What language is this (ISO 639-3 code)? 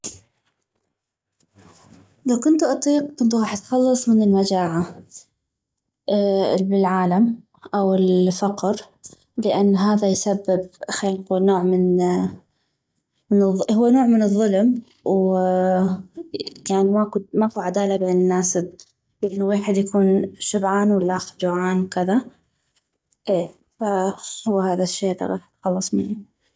ayp